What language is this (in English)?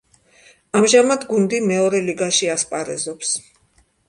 Georgian